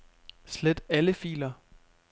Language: Danish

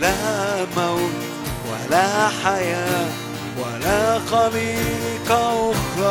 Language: Arabic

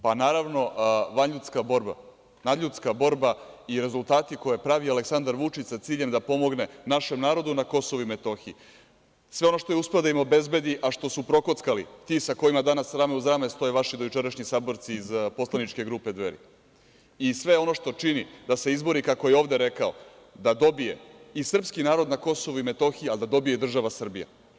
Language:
Serbian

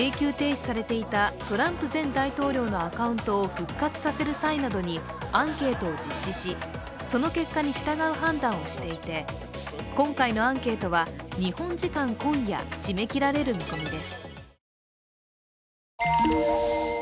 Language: Japanese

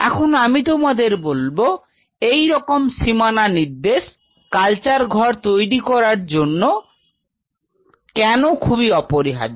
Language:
Bangla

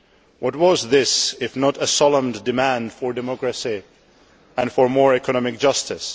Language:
English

